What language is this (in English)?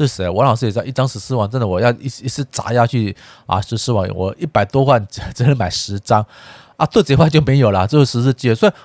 Chinese